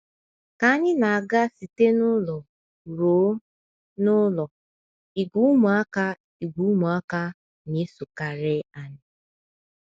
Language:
Igbo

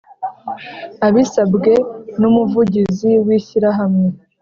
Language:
Kinyarwanda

